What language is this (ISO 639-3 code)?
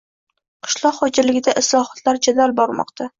uzb